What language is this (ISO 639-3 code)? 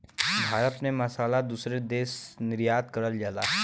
bho